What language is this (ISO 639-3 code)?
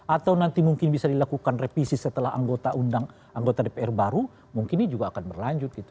ind